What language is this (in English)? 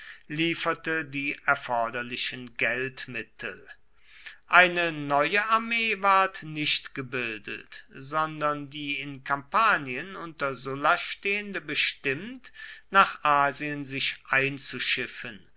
German